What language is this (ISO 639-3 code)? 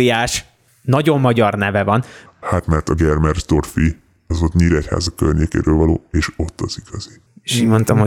hun